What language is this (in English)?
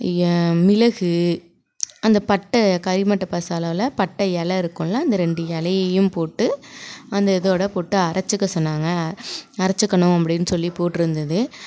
Tamil